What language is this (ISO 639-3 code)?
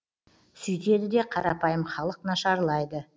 kaz